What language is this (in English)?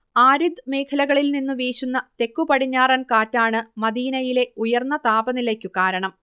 Malayalam